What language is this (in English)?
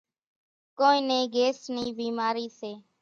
Kachi Koli